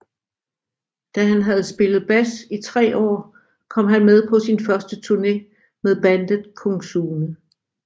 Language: Danish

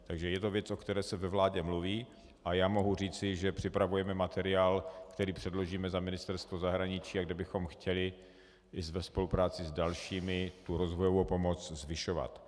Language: Czech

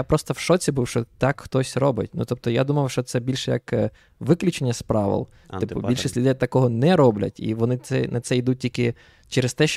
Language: Ukrainian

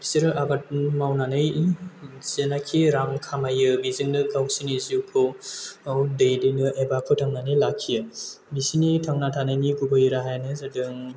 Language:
Bodo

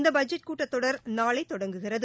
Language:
Tamil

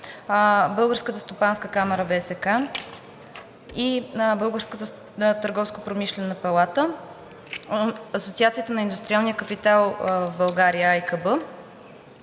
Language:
Bulgarian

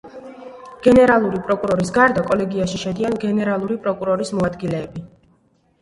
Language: Georgian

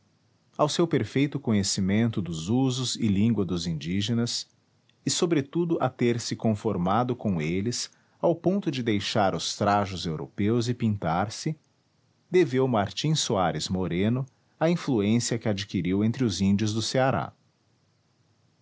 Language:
Portuguese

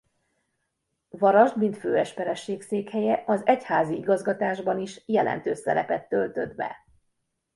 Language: Hungarian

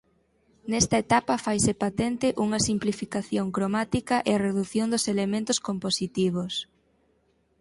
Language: Galician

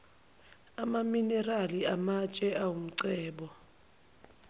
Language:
Zulu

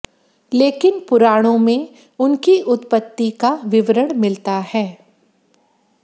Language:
Hindi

